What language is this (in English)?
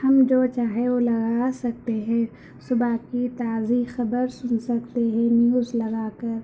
Urdu